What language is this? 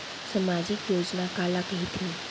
Chhattisgarhi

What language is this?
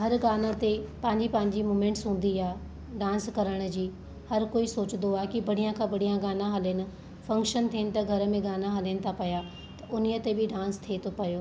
Sindhi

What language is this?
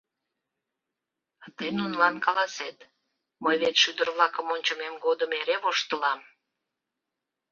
Mari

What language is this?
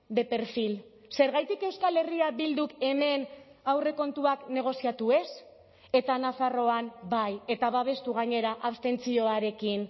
Basque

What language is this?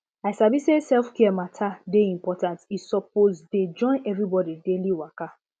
Nigerian Pidgin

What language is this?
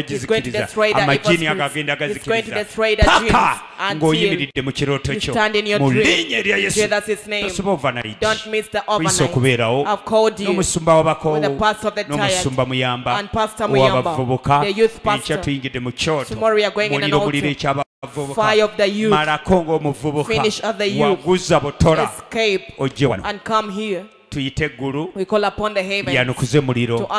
English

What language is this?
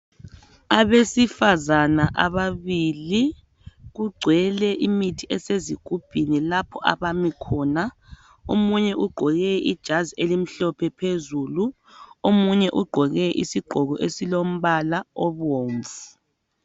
North Ndebele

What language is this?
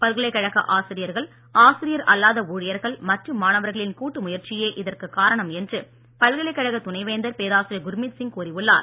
Tamil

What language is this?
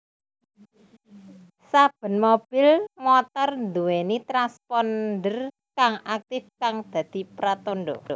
Javanese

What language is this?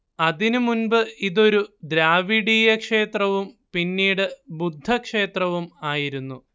Malayalam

